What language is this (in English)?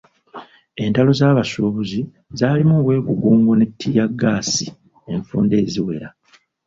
Ganda